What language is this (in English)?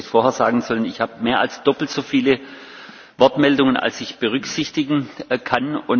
German